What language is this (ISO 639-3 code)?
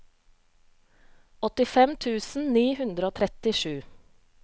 nor